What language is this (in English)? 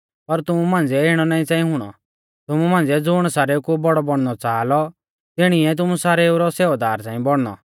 Mahasu Pahari